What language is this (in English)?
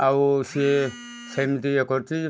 Odia